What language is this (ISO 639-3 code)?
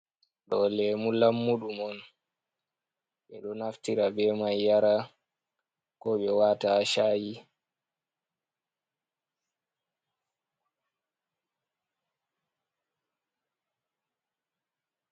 ful